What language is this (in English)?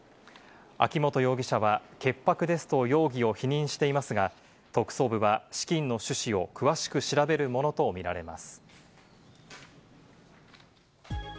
Japanese